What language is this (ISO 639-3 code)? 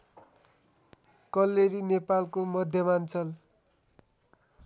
nep